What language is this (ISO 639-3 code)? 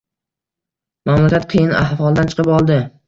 uzb